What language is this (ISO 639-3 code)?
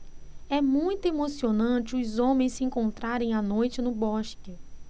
por